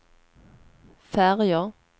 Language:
Swedish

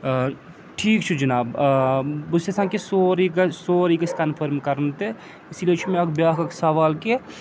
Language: Kashmiri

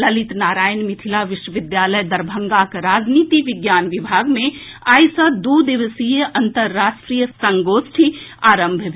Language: Maithili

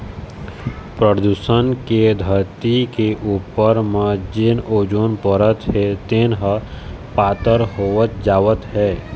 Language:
Chhattisgarhi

